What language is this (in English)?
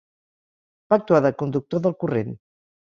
Catalan